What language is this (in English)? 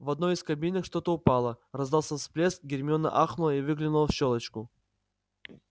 Russian